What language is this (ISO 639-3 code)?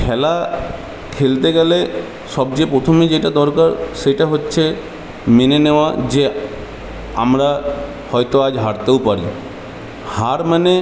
ben